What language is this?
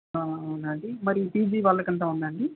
Telugu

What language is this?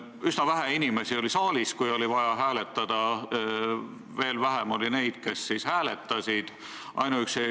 Estonian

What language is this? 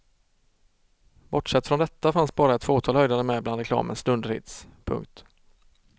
Swedish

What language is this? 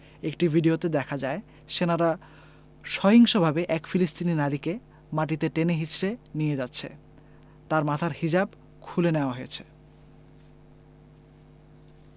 Bangla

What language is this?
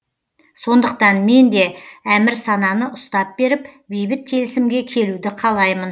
Kazakh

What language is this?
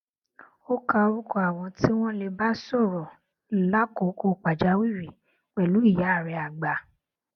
Yoruba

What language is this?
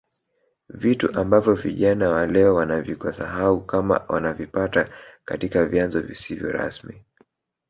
Swahili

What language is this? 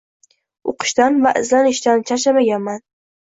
Uzbek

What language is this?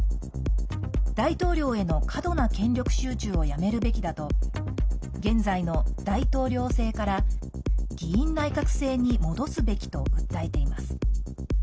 Japanese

